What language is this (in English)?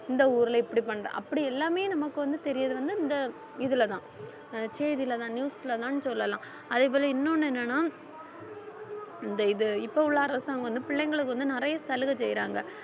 Tamil